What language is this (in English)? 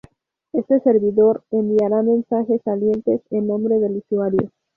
Spanish